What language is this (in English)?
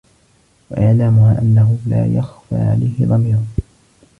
Arabic